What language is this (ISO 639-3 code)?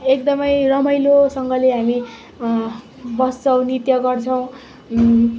nep